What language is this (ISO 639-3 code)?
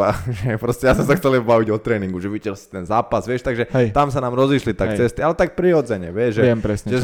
slk